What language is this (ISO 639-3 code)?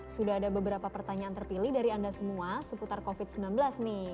ind